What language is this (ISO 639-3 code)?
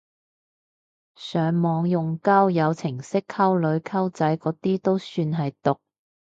yue